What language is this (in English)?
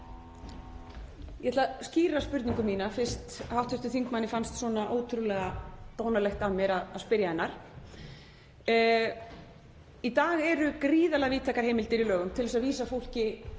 Icelandic